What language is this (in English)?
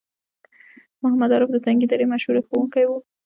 Pashto